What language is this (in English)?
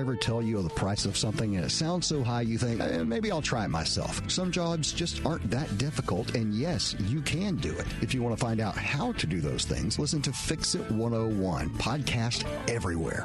English